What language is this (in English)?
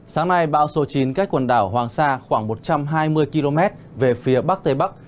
Vietnamese